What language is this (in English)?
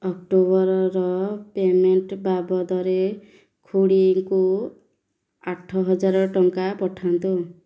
Odia